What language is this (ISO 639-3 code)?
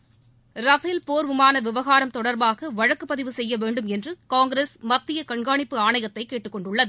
tam